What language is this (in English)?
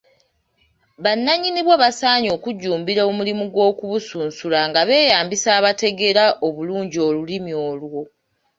Ganda